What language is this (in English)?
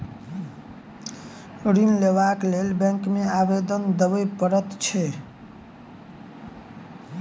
Maithili